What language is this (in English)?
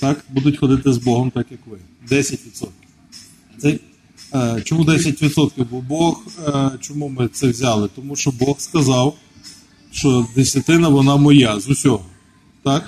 Ukrainian